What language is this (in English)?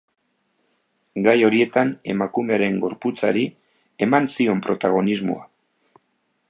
Basque